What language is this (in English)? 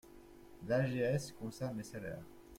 French